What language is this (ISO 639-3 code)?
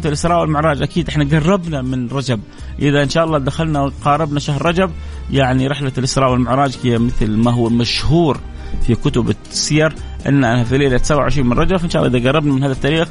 ara